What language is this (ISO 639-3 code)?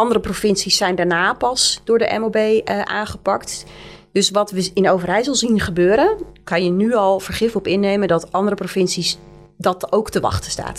nld